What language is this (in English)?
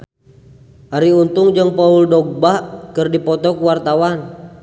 Sundanese